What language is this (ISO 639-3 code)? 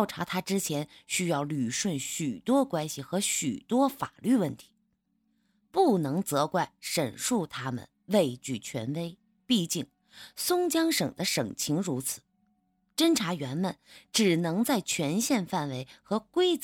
zho